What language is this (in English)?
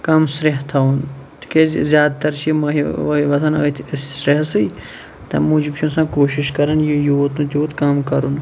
Kashmiri